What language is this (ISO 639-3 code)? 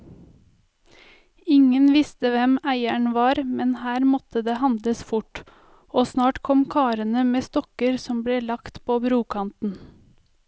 nor